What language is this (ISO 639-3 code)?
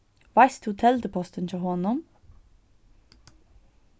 fao